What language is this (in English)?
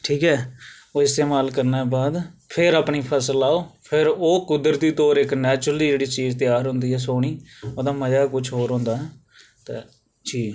Dogri